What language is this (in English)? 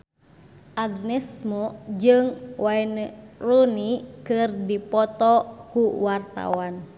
Sundanese